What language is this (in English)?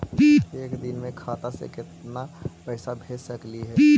Magahi